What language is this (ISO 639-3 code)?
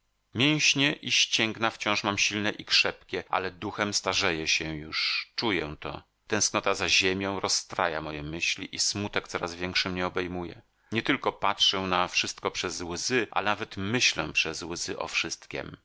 pol